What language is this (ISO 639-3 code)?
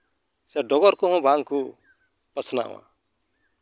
sat